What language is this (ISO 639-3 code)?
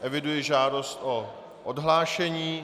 ces